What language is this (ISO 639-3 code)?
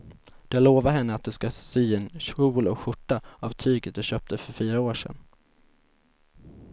swe